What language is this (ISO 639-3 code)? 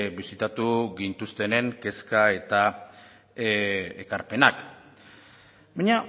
eus